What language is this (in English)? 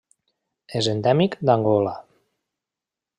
Catalan